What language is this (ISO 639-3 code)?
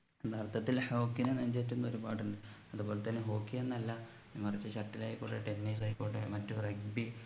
mal